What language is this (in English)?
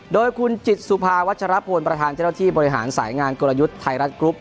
Thai